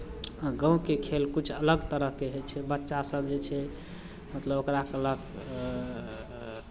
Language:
Maithili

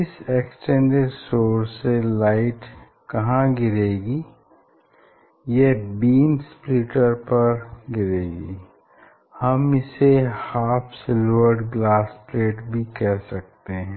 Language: Hindi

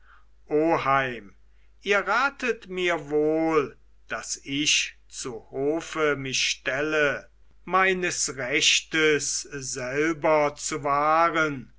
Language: German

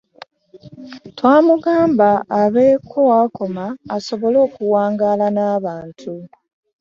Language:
Ganda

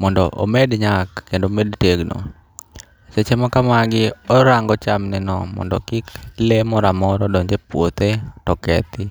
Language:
Luo (Kenya and Tanzania)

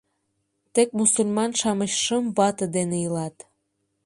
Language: Mari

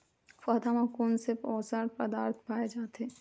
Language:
Chhattisgarhi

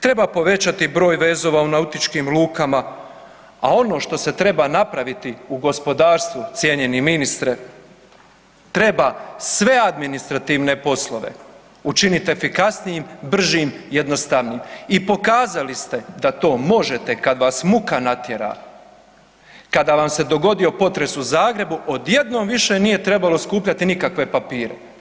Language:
Croatian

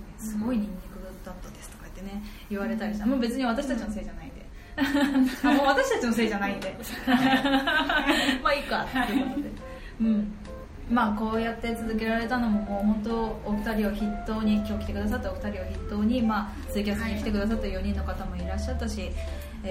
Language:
Japanese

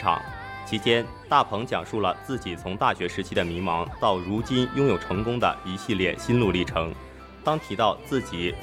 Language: Chinese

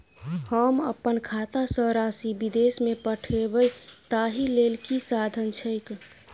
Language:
Maithili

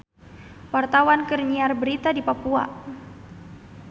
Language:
Sundanese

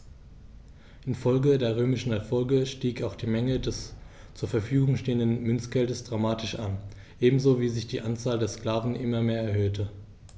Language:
German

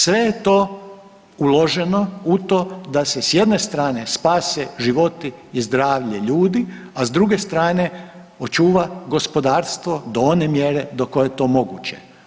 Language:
Croatian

